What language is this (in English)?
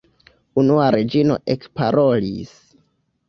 Esperanto